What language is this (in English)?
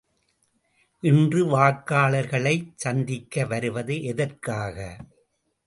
Tamil